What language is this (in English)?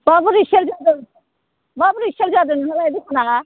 Bodo